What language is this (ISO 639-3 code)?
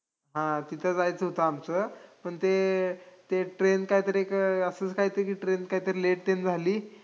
mar